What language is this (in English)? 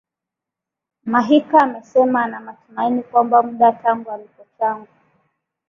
Swahili